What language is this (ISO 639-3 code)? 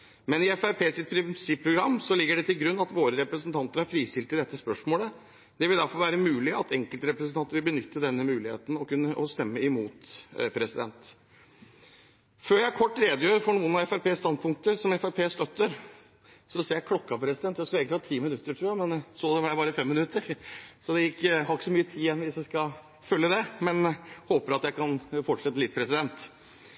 nob